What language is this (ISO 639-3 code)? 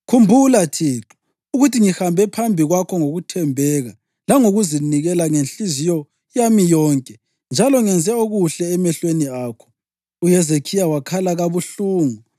nde